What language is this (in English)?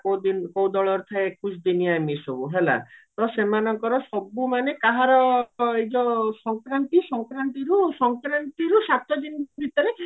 Odia